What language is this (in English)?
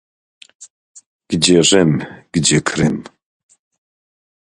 Polish